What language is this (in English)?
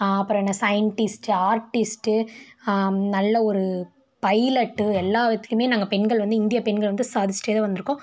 Tamil